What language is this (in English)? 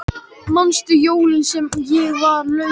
Icelandic